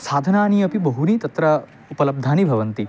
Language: Sanskrit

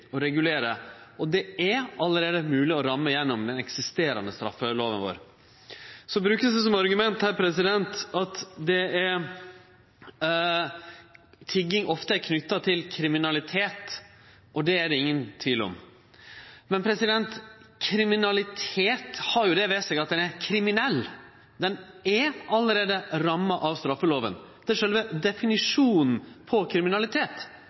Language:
Norwegian Nynorsk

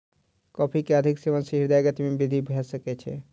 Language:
Maithili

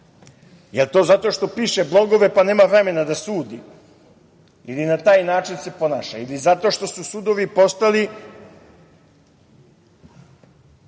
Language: Serbian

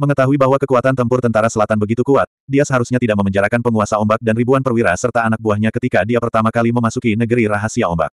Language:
Indonesian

